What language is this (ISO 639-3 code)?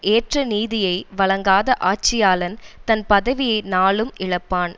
tam